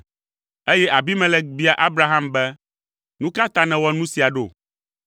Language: Ewe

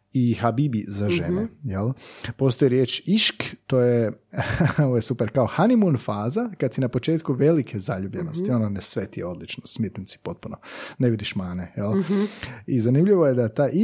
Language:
Croatian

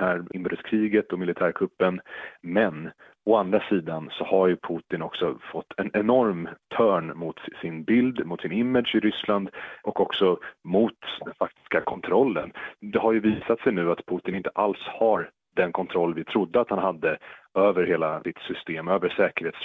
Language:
Swedish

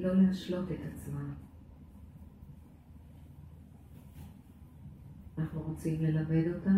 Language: Hebrew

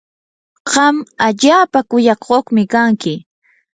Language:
Yanahuanca Pasco Quechua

